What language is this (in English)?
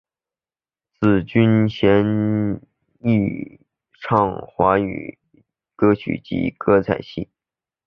Chinese